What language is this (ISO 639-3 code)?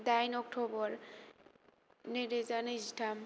brx